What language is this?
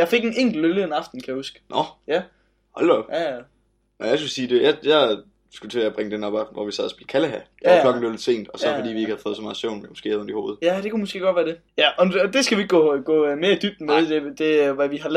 Danish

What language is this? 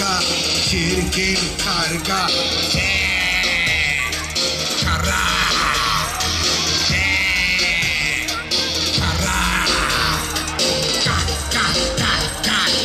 Arabic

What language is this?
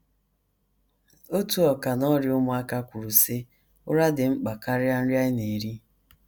Igbo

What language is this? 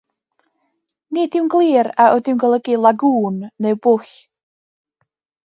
Welsh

